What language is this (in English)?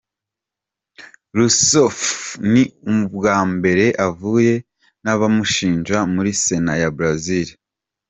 Kinyarwanda